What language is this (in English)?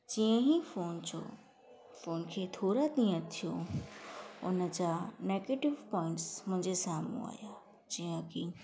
Sindhi